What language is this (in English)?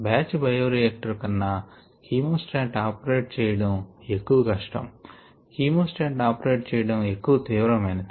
Telugu